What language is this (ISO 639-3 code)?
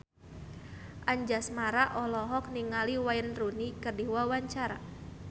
sun